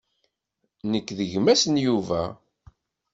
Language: Kabyle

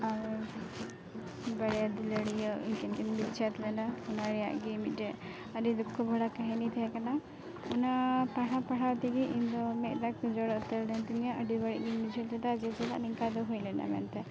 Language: Santali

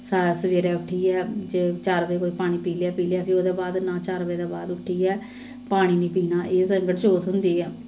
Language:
Dogri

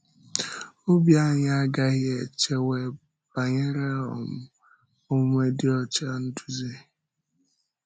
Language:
Igbo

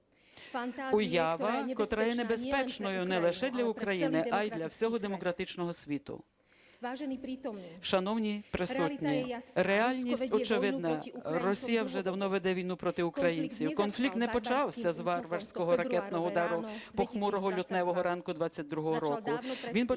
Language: Ukrainian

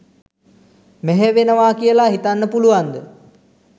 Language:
Sinhala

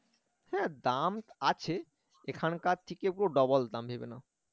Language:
Bangla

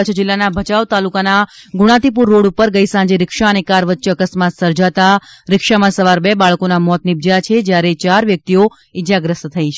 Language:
Gujarati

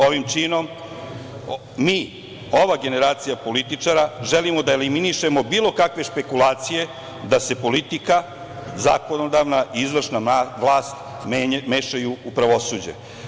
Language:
Serbian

